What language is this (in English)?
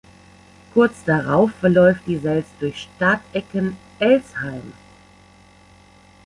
German